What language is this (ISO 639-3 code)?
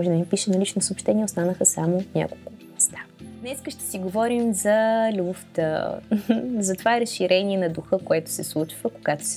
bul